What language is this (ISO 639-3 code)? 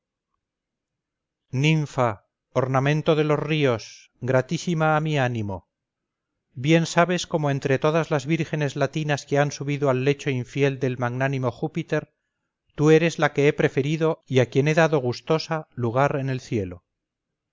spa